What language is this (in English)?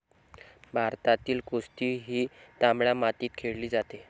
Marathi